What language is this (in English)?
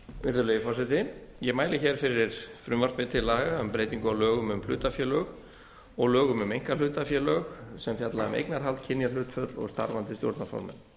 Icelandic